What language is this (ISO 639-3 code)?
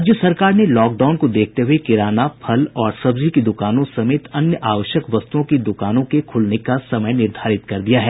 hin